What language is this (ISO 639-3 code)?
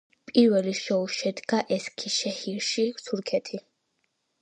kat